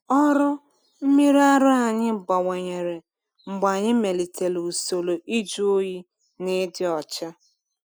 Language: Igbo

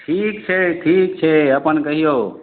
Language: Maithili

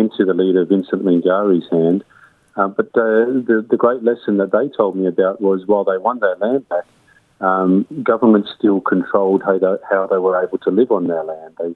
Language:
Croatian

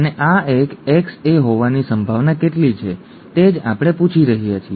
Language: Gujarati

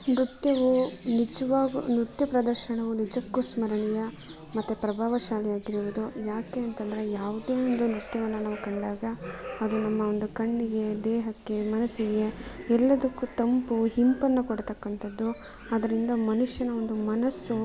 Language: Kannada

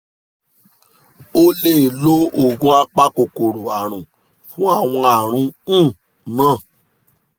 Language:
Yoruba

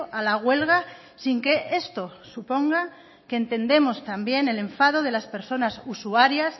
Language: Spanish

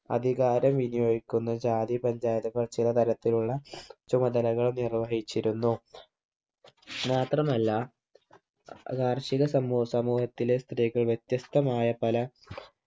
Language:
Malayalam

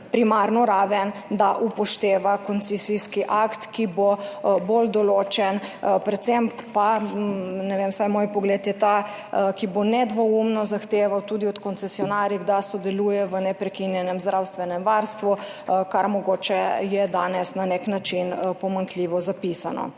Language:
Slovenian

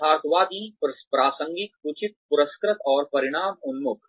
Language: Hindi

